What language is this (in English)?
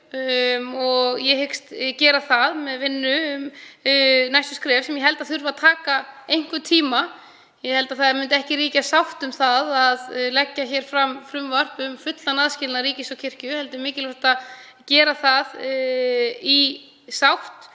Icelandic